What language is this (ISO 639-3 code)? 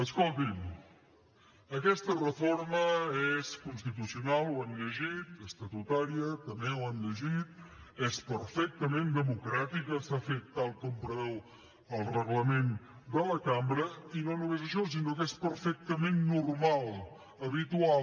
cat